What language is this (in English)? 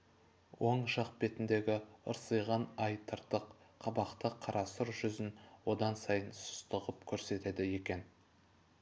Kazakh